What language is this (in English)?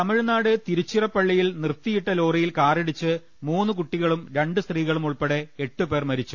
Malayalam